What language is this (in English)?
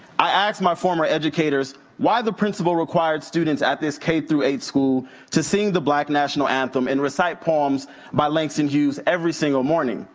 English